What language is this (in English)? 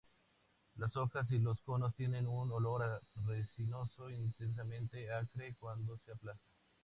Spanish